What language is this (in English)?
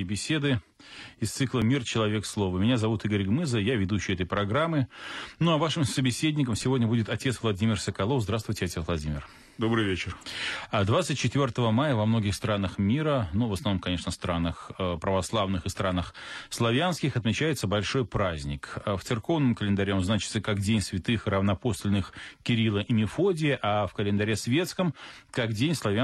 Russian